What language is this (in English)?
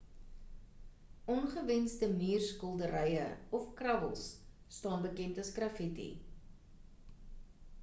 Afrikaans